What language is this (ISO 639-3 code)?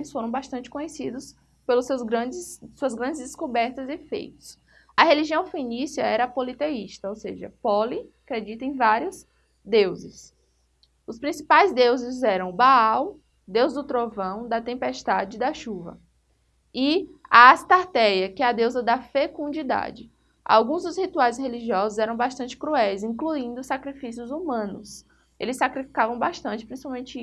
por